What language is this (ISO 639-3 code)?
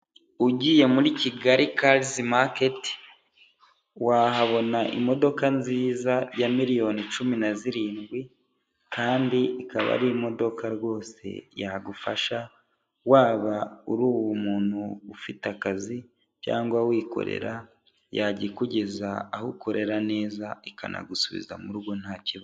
kin